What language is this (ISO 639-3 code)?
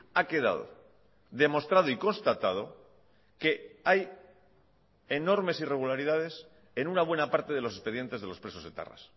spa